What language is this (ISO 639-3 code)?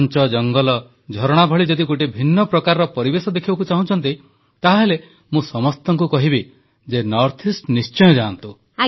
ori